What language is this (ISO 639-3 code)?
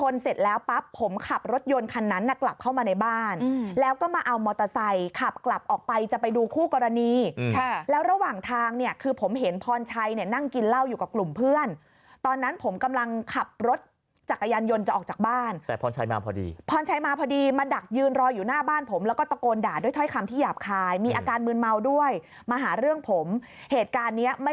tha